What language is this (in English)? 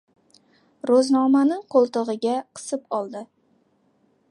Uzbek